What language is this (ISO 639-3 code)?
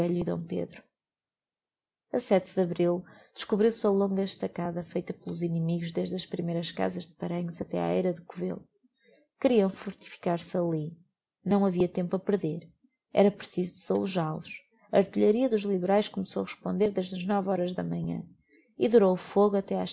por